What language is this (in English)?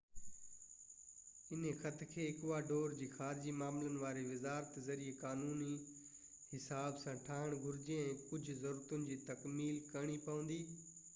Sindhi